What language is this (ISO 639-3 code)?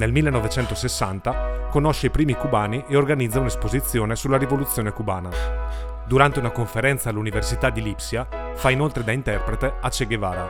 ita